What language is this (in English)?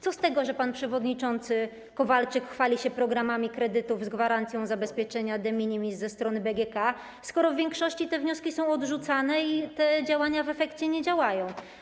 Polish